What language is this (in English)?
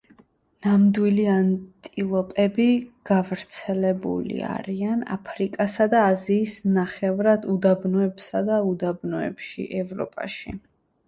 Georgian